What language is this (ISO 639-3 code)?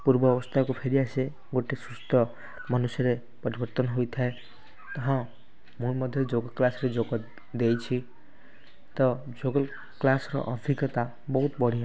ori